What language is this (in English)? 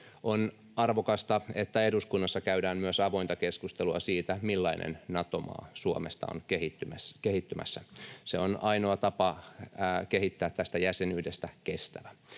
Finnish